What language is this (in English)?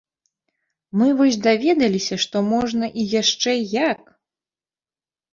Belarusian